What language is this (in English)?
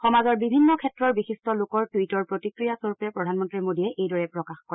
Assamese